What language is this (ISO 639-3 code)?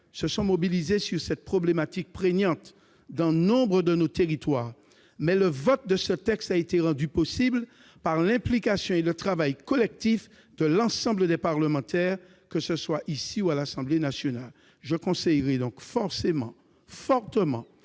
fra